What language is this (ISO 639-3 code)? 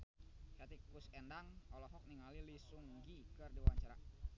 sun